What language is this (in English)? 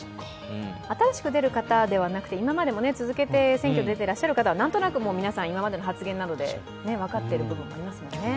Japanese